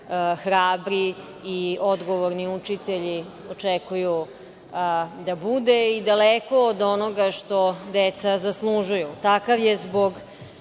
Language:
Serbian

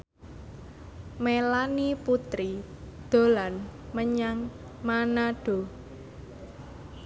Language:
Javanese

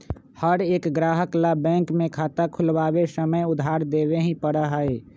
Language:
Magahi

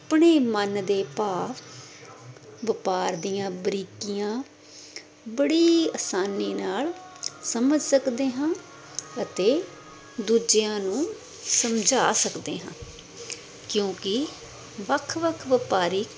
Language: Punjabi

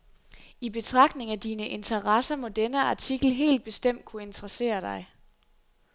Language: Danish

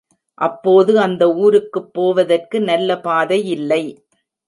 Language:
Tamil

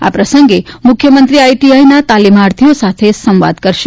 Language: Gujarati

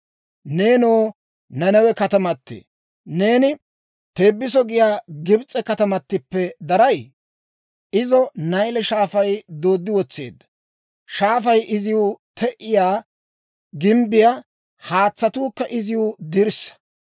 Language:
Dawro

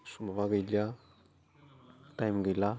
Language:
Bodo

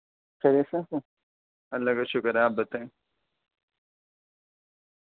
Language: Urdu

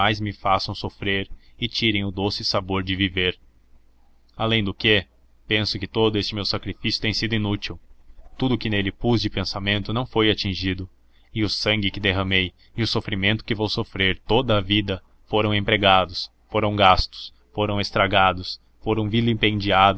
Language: Portuguese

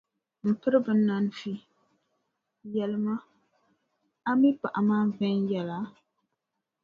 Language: Dagbani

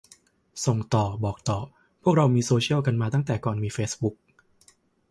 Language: Thai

